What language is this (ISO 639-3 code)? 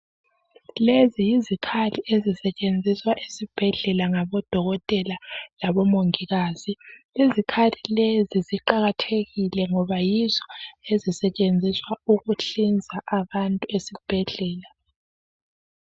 nde